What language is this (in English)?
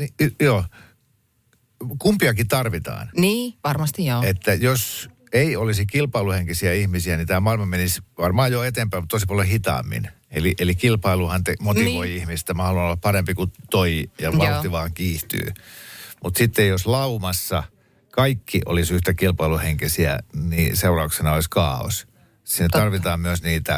Finnish